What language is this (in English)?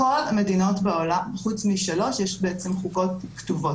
Hebrew